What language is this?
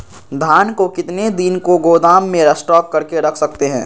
Magahi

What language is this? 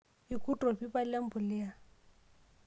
Masai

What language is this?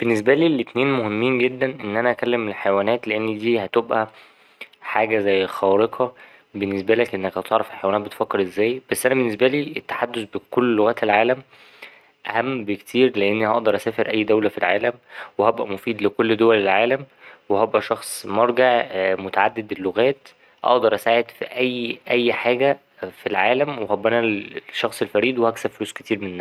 Egyptian Arabic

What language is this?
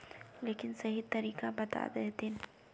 Magahi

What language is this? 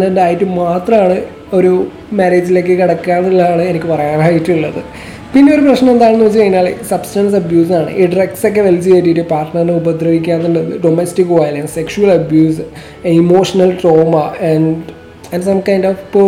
Malayalam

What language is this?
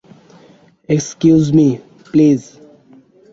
Bangla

